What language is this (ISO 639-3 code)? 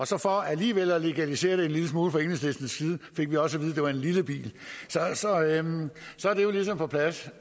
dan